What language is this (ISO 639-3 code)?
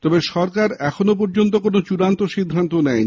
ben